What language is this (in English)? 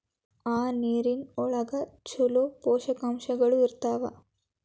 Kannada